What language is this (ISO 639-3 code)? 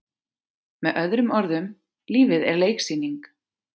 isl